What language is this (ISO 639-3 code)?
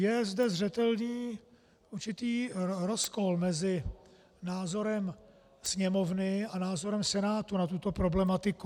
ces